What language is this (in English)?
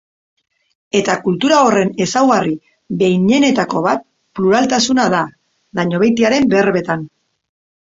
Basque